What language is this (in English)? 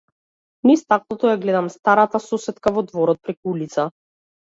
Macedonian